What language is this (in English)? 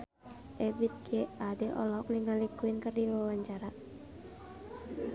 Sundanese